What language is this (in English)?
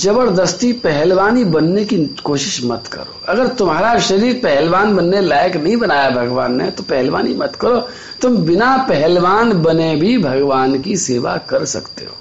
Hindi